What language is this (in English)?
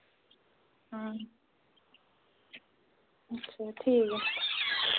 Dogri